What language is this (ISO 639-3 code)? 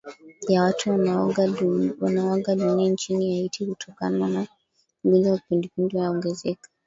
swa